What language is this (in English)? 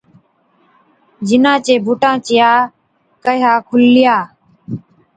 Od